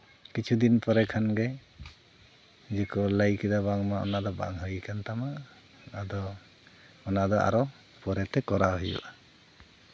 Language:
Santali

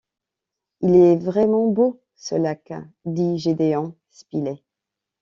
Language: French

